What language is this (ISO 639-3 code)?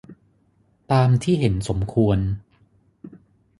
tha